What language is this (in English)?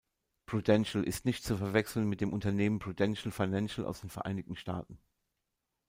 German